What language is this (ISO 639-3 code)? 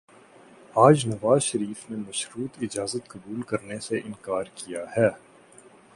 urd